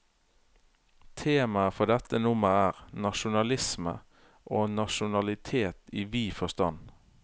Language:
Norwegian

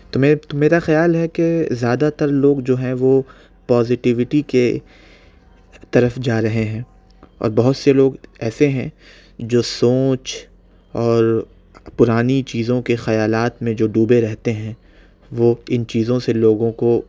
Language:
Urdu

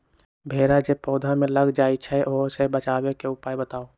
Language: Magahi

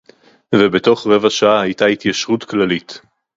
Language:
Hebrew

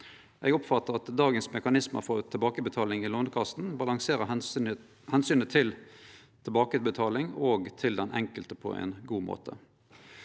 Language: Norwegian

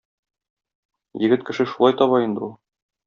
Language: Tatar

